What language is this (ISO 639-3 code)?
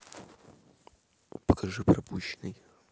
rus